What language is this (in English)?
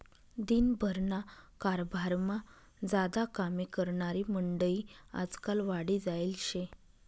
Marathi